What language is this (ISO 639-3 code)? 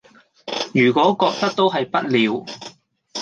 yue